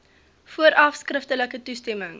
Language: Afrikaans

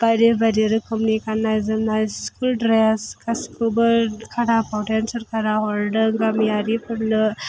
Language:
Bodo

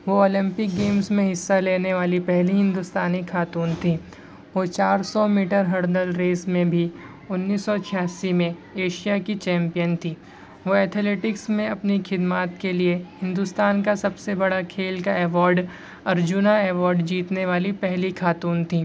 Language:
Urdu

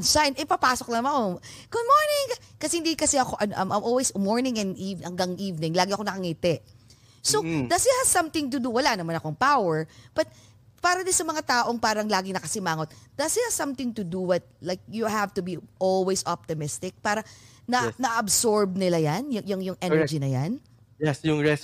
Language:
Filipino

